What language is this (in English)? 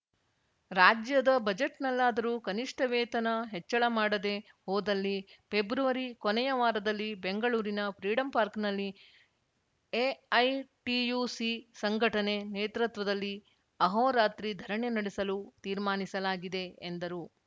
Kannada